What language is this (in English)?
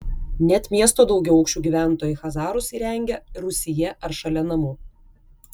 Lithuanian